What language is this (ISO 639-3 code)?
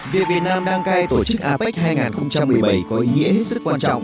vie